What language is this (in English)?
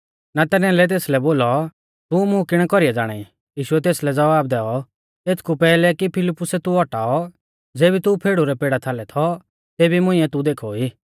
Mahasu Pahari